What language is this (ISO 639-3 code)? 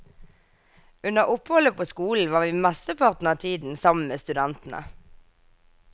nor